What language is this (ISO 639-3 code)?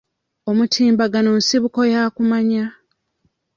lug